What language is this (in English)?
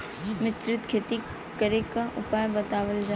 Bhojpuri